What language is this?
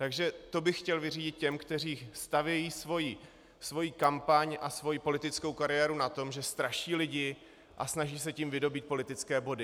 Czech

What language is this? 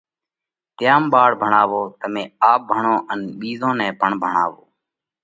Parkari Koli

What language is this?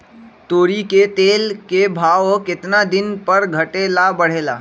Magahi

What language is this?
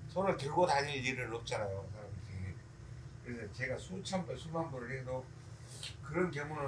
Korean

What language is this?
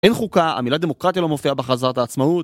Hebrew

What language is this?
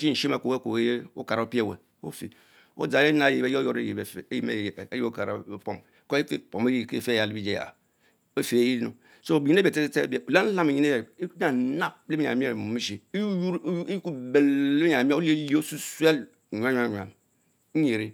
Mbe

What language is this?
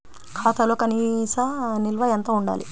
Telugu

